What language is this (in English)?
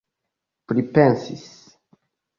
Esperanto